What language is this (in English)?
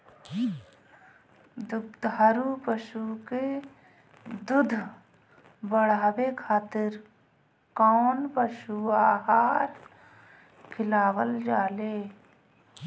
Bhojpuri